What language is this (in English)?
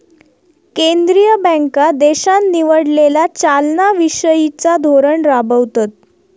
Marathi